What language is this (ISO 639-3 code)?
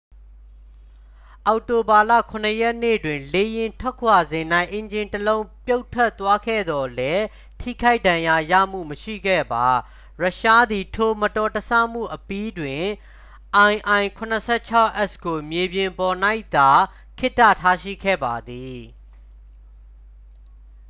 mya